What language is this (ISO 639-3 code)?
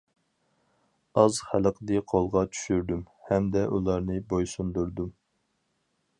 uig